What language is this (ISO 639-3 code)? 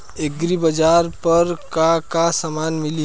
bho